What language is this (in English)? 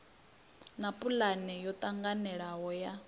Venda